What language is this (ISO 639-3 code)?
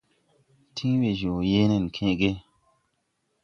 tui